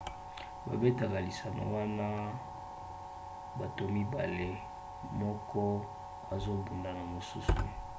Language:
Lingala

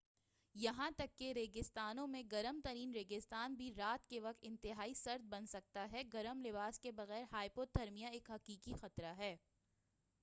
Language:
Urdu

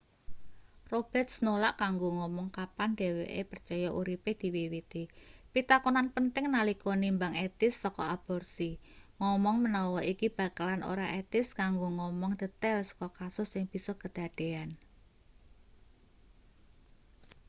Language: Javanese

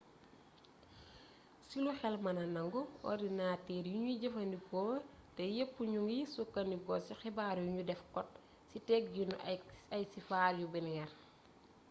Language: Wolof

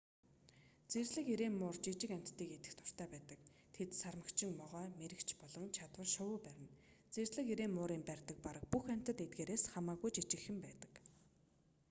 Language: Mongolian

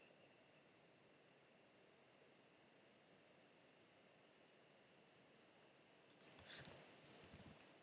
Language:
Welsh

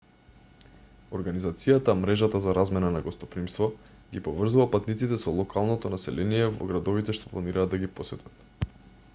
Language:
Macedonian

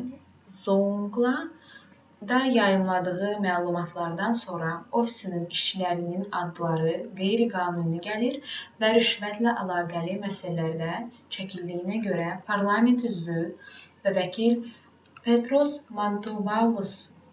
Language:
Azerbaijani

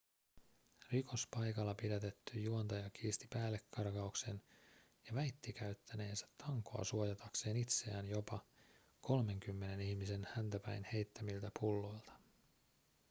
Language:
Finnish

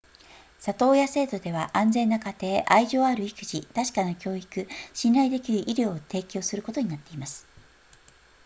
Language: Japanese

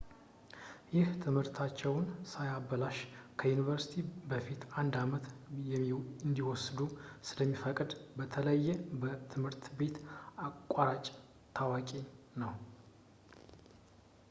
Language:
Amharic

